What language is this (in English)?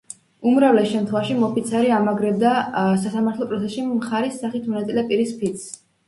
Georgian